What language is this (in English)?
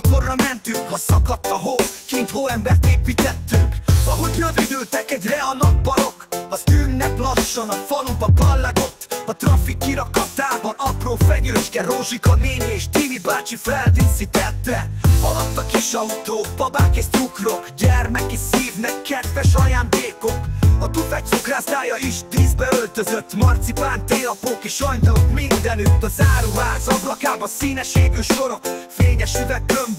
Hungarian